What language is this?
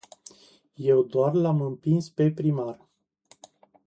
Romanian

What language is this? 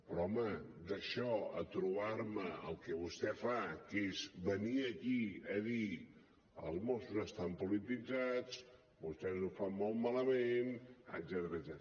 Catalan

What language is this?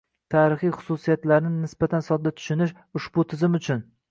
Uzbek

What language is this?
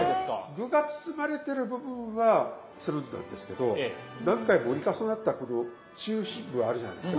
Japanese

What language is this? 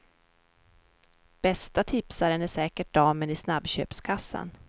Swedish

